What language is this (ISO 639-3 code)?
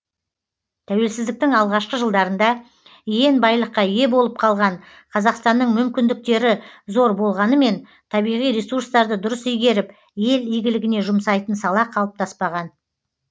kaz